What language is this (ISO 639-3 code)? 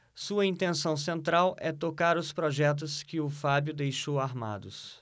por